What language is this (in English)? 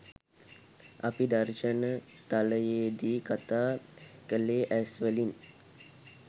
Sinhala